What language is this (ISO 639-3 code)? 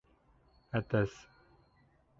bak